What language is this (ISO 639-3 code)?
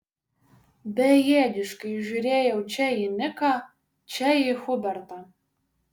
lit